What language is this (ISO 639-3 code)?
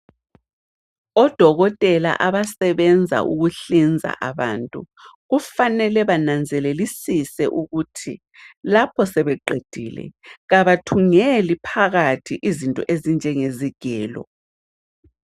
nde